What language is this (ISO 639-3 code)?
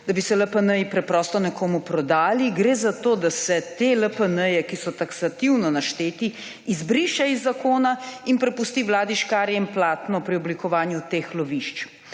slv